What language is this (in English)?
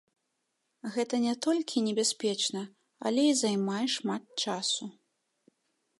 Belarusian